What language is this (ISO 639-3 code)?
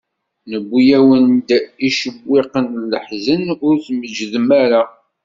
kab